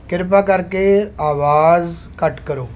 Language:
Punjabi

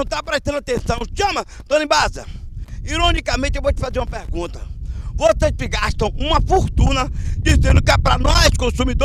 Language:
Portuguese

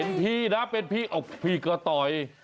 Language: Thai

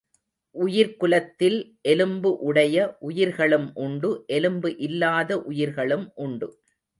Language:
Tamil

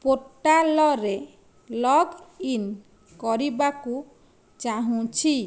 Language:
Odia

